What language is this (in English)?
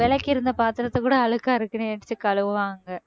Tamil